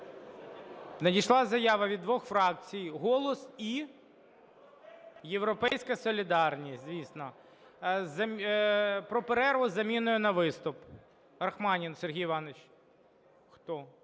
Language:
Ukrainian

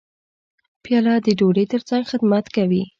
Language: Pashto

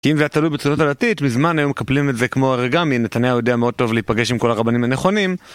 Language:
Hebrew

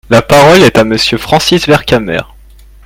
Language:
French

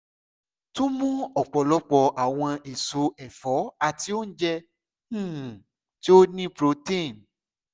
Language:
Yoruba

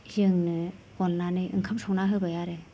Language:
Bodo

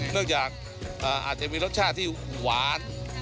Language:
Thai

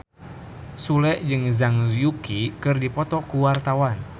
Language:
Sundanese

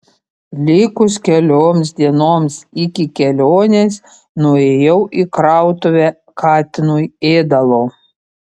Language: Lithuanian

